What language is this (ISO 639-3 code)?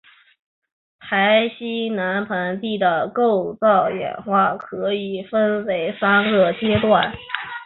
zho